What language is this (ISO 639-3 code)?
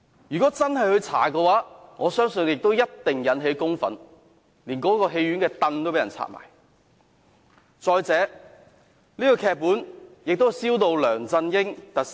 yue